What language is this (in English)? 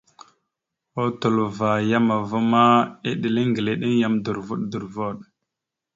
Mada (Cameroon)